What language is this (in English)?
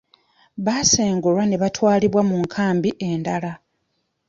Ganda